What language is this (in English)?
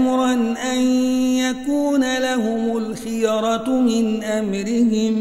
Arabic